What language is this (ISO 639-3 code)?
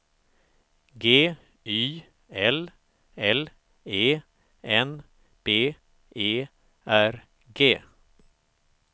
swe